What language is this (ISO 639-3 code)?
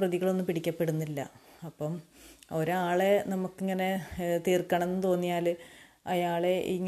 mal